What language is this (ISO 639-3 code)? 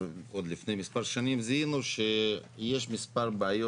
heb